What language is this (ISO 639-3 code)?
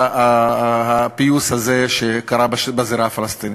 heb